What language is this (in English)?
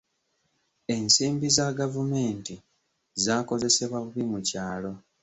Ganda